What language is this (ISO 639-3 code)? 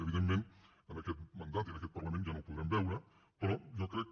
cat